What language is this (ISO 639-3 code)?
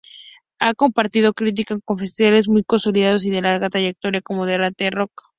spa